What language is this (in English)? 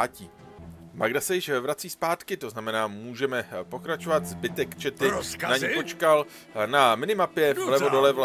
Czech